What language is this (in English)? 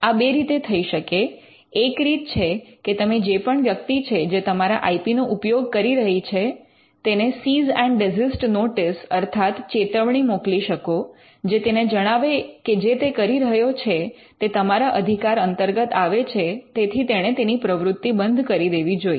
Gujarati